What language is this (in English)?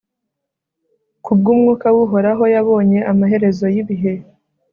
Kinyarwanda